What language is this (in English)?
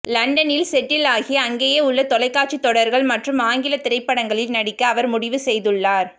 Tamil